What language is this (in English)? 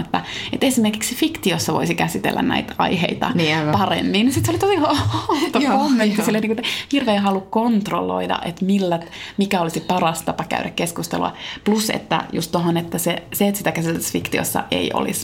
Finnish